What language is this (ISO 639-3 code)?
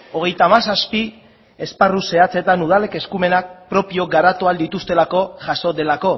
eus